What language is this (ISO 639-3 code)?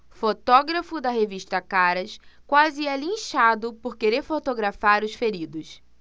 por